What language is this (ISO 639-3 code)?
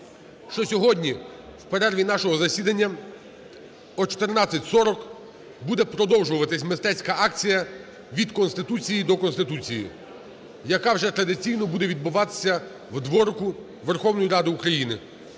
ukr